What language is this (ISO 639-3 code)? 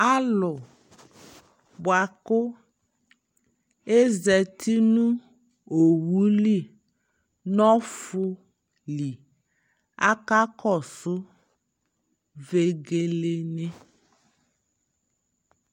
kpo